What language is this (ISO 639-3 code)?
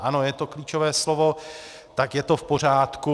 ces